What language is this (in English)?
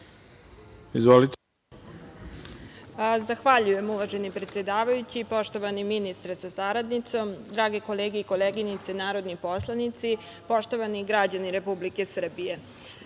Serbian